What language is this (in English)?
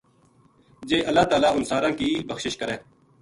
Gujari